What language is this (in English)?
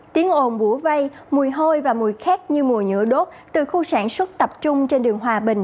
Vietnamese